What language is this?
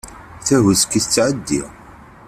Kabyle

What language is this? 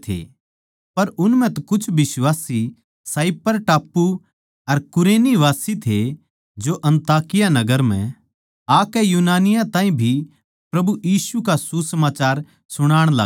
Haryanvi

